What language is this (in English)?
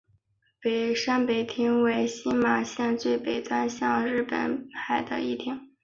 Chinese